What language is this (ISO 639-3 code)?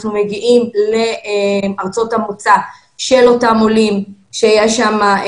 heb